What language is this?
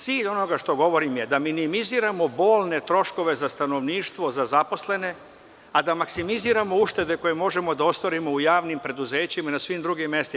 Serbian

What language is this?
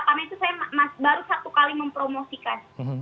Indonesian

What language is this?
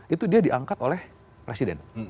Indonesian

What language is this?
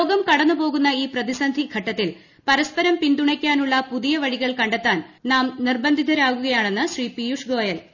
Malayalam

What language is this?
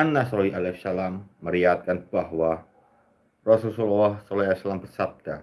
Indonesian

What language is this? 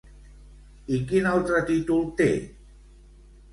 Catalan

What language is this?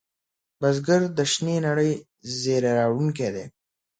Pashto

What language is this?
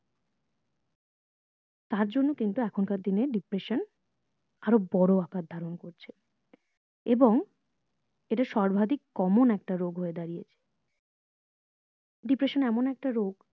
Bangla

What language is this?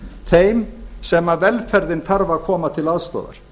Icelandic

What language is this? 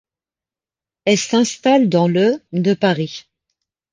French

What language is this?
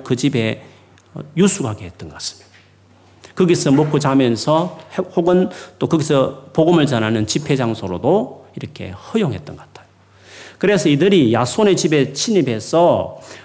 Korean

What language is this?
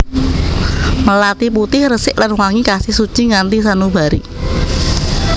Javanese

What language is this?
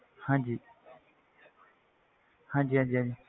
Punjabi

